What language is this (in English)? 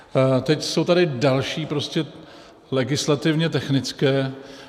Czech